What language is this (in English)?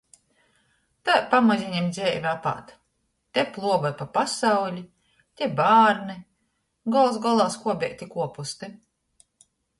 Latgalian